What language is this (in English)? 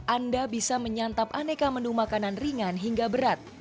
Indonesian